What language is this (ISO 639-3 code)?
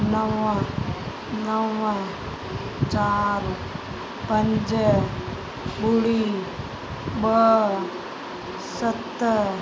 snd